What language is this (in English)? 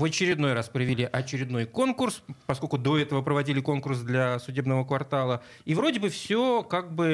Russian